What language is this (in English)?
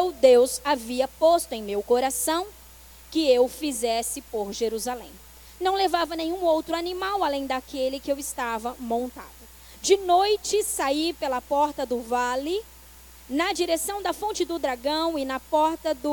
Portuguese